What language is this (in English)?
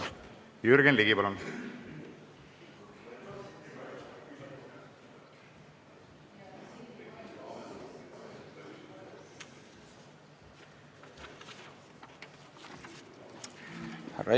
Estonian